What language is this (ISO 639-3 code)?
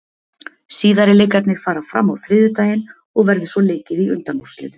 isl